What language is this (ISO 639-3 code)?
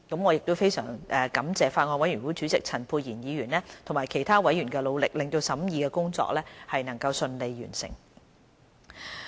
yue